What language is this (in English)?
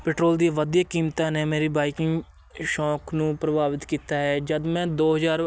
Punjabi